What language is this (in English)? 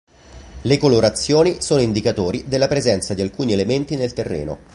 Italian